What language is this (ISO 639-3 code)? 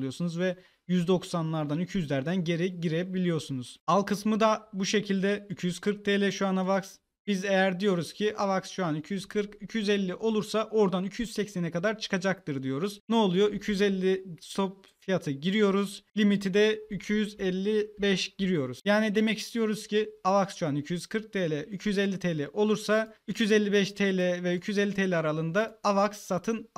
tur